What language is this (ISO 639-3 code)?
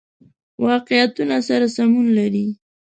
pus